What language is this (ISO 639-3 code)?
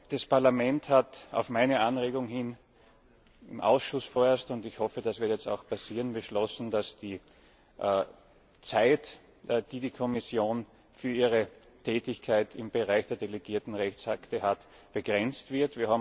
deu